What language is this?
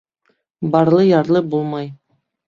Bashkir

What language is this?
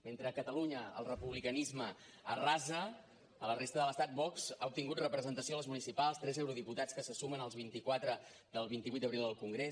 Catalan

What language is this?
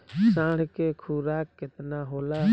Bhojpuri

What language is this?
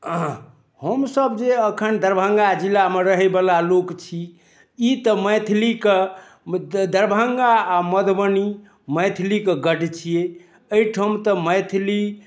Maithili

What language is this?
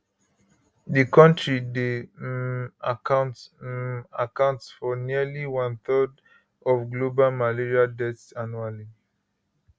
Nigerian Pidgin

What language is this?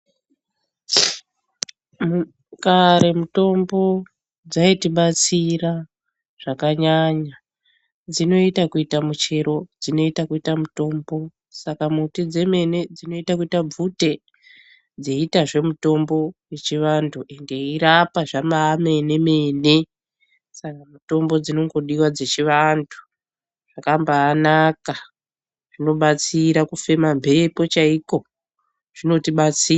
Ndau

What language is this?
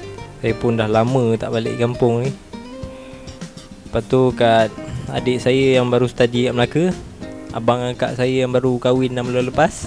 Malay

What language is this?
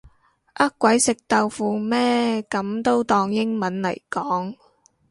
Cantonese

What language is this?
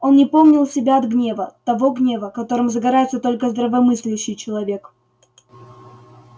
Russian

